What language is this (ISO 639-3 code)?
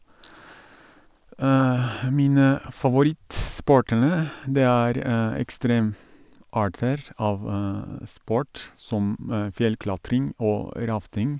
nor